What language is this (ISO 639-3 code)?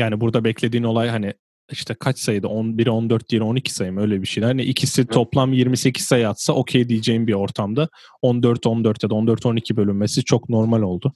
tur